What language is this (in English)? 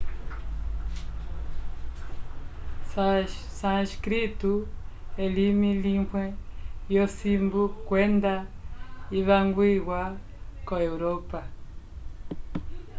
Umbundu